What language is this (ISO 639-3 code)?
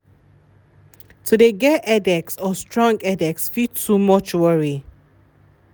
pcm